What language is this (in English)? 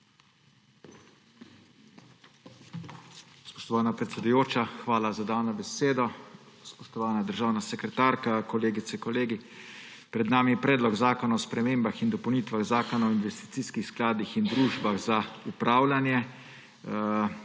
Slovenian